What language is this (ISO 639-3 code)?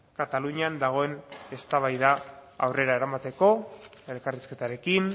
eus